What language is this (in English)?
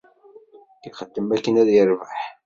Kabyle